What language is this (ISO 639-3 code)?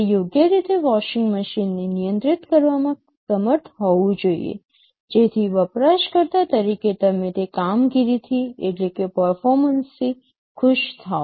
guj